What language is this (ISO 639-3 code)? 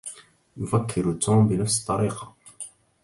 ara